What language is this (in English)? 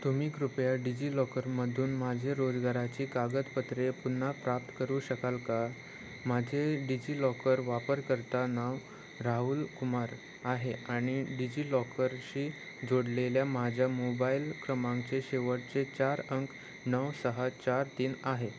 Marathi